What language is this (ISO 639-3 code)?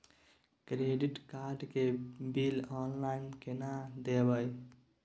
mai